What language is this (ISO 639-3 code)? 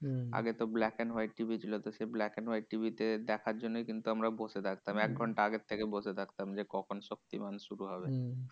ben